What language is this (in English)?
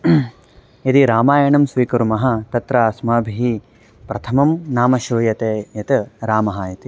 Sanskrit